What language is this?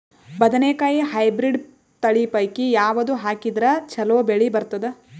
Kannada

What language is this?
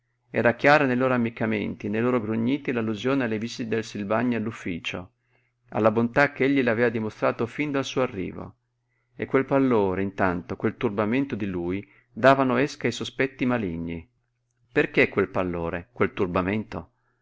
Italian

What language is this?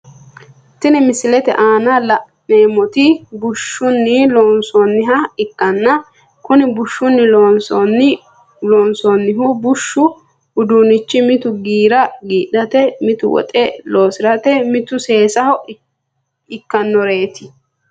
Sidamo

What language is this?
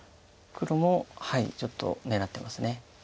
Japanese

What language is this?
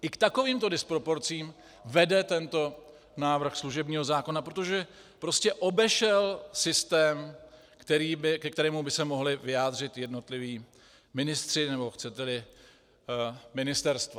Czech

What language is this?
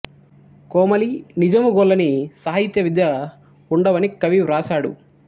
Telugu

